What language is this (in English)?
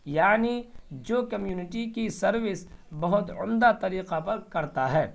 Urdu